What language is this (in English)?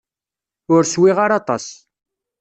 Kabyle